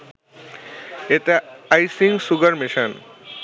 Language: Bangla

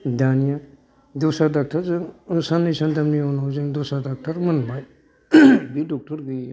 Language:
Bodo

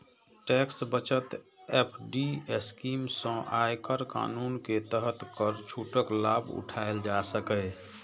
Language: Maithili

